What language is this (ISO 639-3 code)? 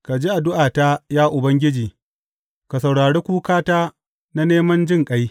hau